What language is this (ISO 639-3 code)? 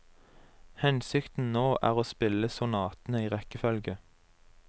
nor